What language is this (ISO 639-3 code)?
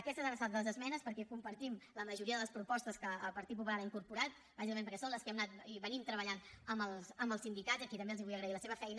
cat